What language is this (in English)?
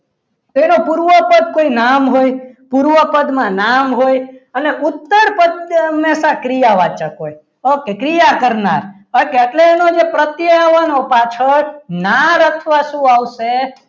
Gujarati